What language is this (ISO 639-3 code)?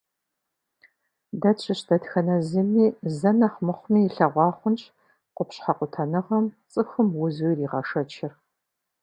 kbd